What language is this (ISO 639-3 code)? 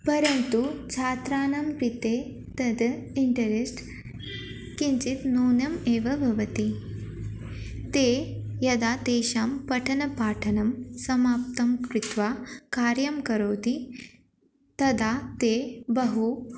san